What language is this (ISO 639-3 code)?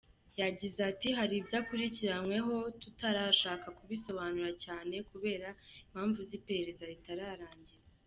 kin